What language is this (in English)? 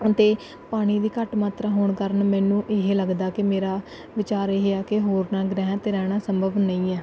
Punjabi